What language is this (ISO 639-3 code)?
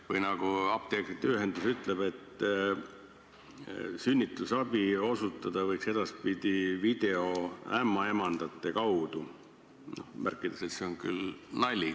est